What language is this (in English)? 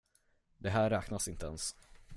Swedish